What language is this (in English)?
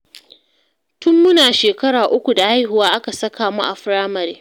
Hausa